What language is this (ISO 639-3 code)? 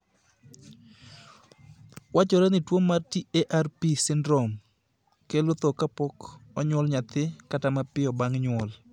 luo